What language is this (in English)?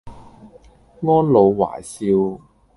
Cantonese